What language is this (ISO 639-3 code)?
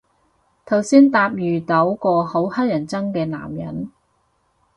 yue